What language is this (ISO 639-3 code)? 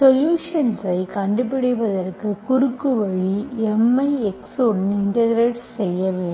tam